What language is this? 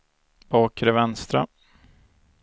Swedish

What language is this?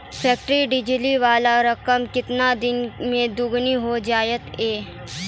Maithili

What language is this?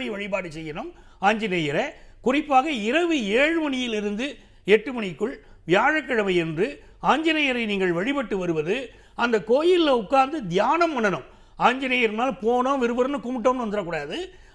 Tamil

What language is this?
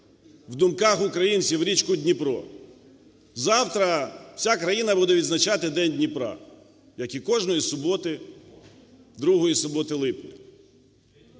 Ukrainian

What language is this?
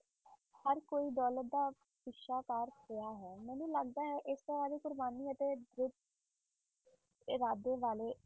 Punjabi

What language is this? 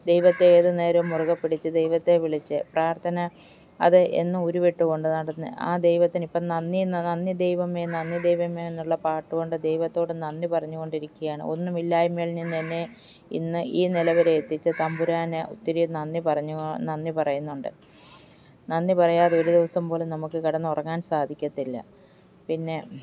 Malayalam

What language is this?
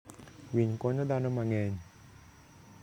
Luo (Kenya and Tanzania)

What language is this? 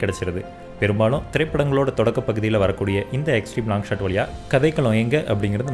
Hindi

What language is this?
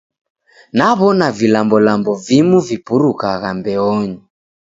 Taita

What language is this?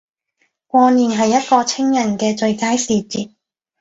Cantonese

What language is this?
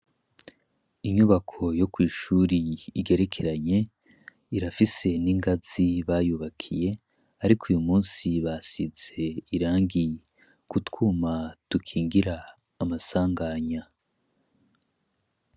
Rundi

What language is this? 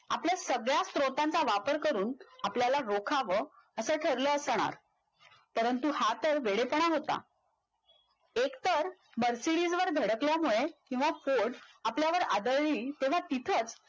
Marathi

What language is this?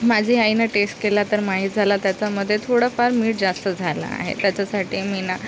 Marathi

